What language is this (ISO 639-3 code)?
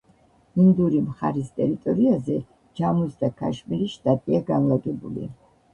kat